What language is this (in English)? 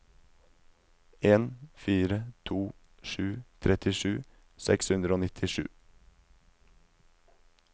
Norwegian